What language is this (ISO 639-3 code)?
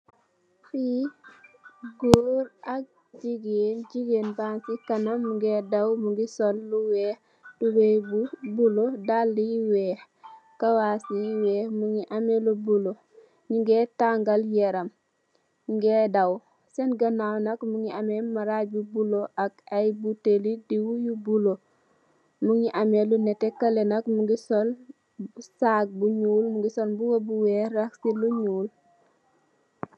wol